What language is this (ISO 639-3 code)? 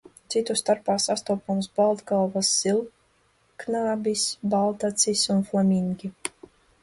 lav